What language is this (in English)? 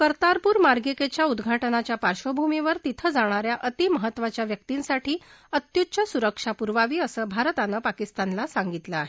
Marathi